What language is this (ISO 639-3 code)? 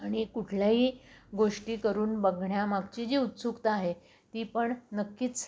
mar